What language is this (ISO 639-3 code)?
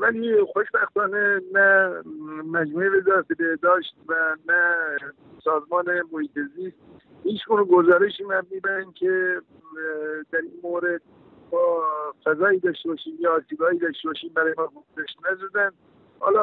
fas